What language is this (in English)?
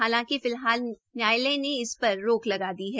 Hindi